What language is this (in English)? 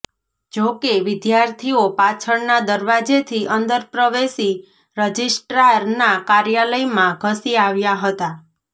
Gujarati